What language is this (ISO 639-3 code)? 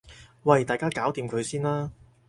yue